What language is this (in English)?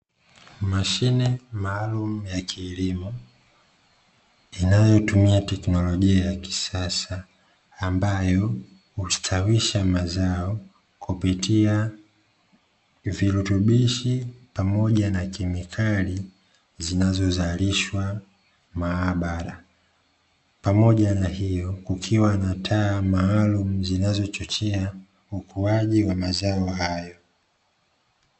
Swahili